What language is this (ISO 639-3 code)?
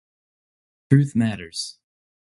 eng